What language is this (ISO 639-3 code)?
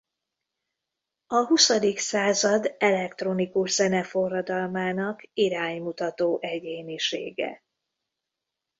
hun